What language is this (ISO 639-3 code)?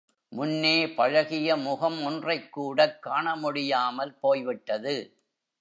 tam